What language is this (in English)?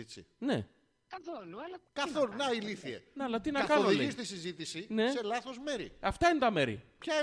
Greek